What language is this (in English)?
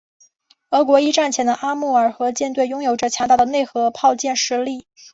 Chinese